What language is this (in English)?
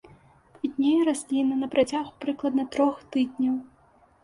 Belarusian